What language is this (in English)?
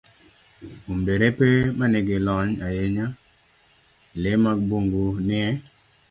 Luo (Kenya and Tanzania)